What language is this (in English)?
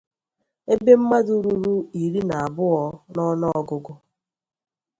Igbo